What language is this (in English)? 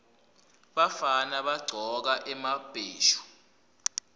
Swati